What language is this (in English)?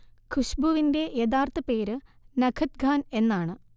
Malayalam